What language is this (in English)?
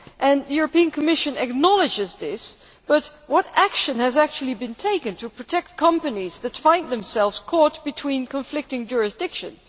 English